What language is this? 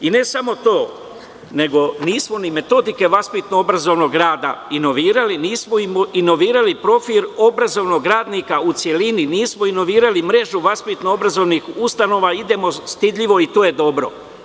Serbian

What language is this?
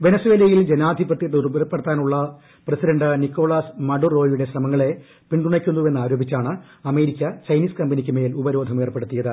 Malayalam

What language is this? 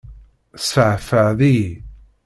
Kabyle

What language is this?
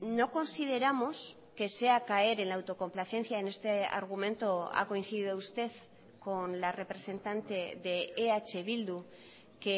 Spanish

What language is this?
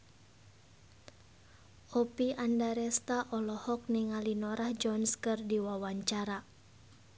Sundanese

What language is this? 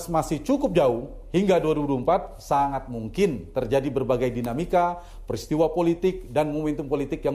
Indonesian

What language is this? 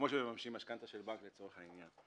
Hebrew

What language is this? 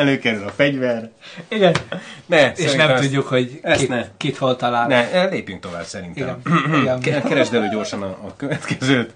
Hungarian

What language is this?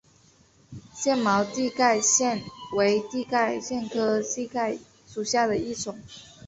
Chinese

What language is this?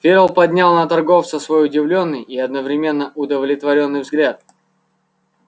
Russian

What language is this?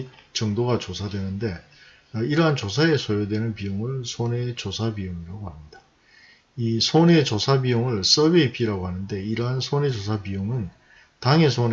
Korean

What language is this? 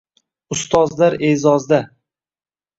Uzbek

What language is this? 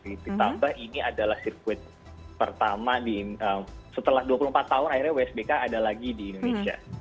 Indonesian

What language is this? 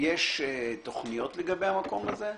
Hebrew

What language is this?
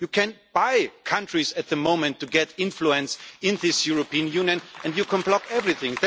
English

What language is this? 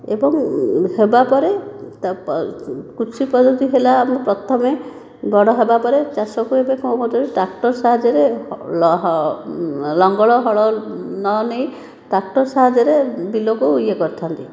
Odia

